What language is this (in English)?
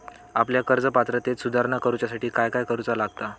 Marathi